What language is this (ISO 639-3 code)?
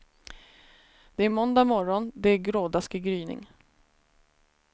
swe